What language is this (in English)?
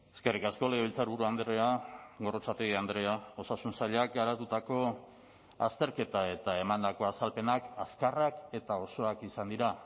Basque